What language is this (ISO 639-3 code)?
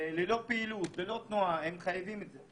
heb